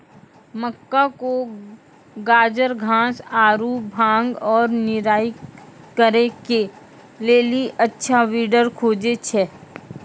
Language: Maithili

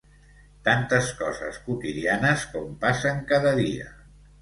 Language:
Catalan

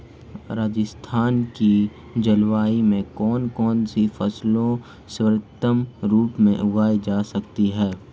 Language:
Hindi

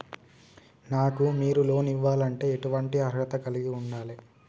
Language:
Telugu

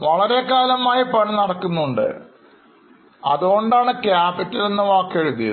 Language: Malayalam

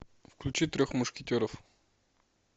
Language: Russian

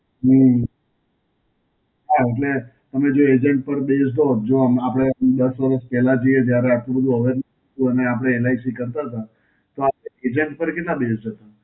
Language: Gujarati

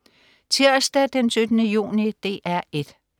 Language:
Danish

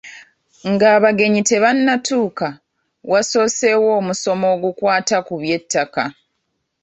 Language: Ganda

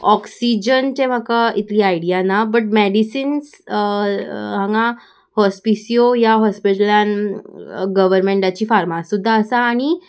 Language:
Konkani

